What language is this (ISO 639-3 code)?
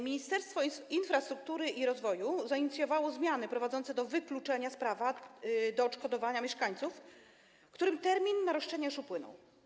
pol